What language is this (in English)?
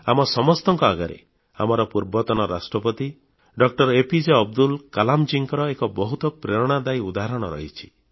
Odia